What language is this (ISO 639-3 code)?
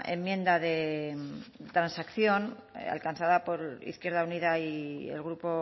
spa